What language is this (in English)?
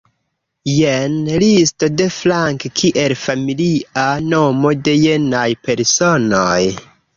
Esperanto